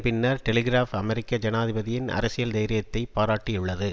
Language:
Tamil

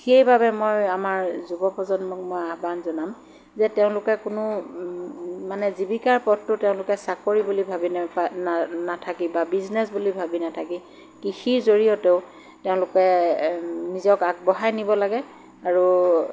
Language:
Assamese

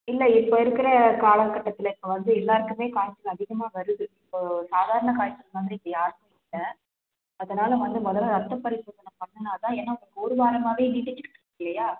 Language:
Tamil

